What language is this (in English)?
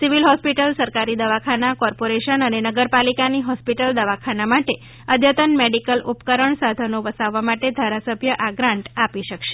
Gujarati